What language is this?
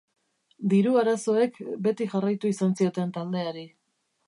Basque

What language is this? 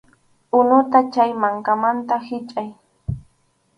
Arequipa-La Unión Quechua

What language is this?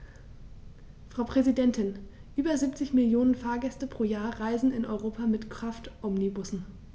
German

